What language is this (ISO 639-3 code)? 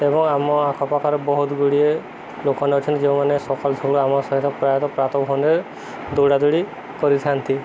ori